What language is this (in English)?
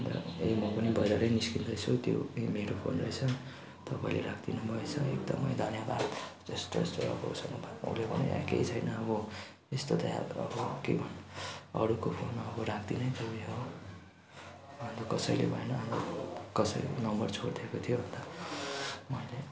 Nepali